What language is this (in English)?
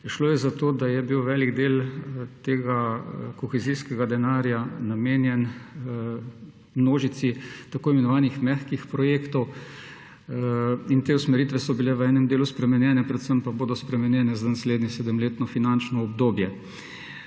Slovenian